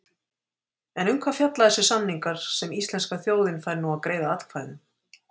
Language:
Icelandic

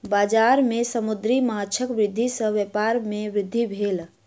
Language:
Maithili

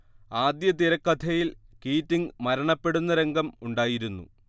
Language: Malayalam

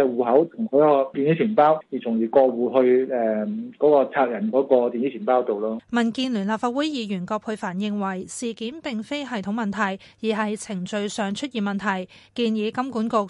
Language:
Chinese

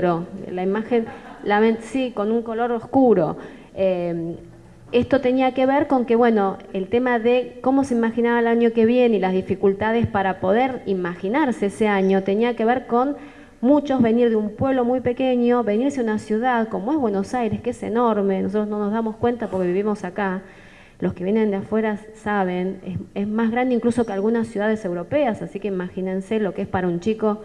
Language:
Spanish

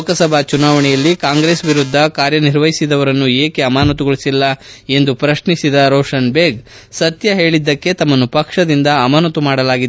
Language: Kannada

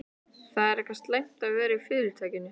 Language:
Icelandic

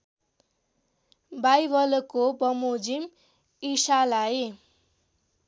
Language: Nepali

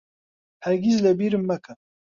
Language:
Central Kurdish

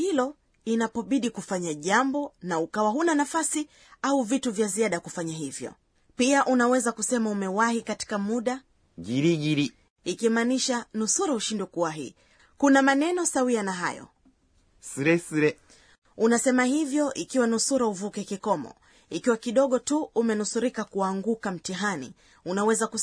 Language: Swahili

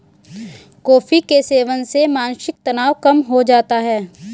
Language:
Hindi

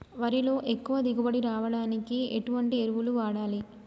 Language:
Telugu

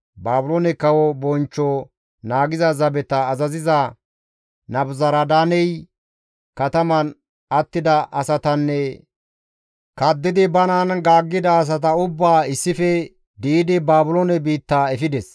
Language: Gamo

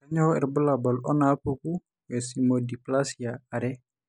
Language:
Masai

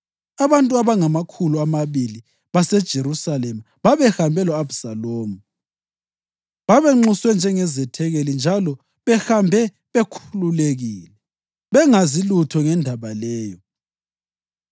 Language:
North Ndebele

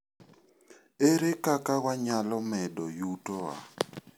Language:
Luo (Kenya and Tanzania)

